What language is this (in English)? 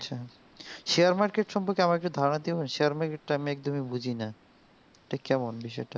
Bangla